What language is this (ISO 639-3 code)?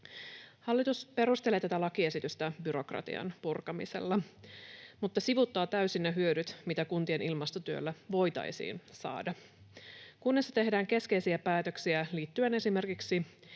fin